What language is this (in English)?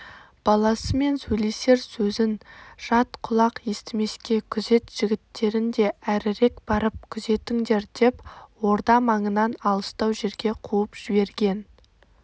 Kazakh